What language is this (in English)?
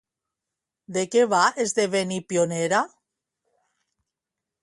Catalan